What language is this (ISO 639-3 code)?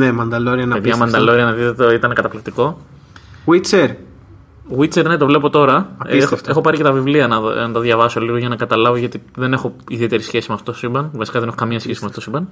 ell